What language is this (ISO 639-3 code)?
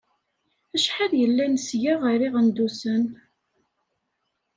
kab